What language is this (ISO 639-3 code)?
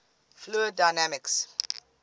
eng